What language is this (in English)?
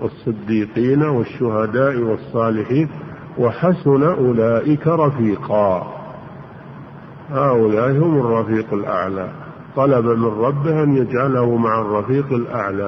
Arabic